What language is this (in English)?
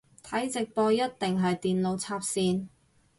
Cantonese